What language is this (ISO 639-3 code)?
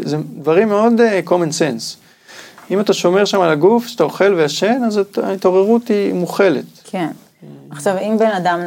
heb